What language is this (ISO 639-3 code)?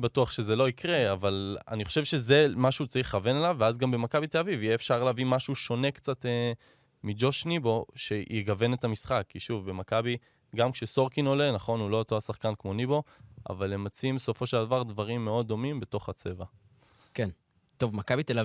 heb